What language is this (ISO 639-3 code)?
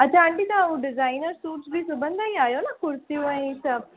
snd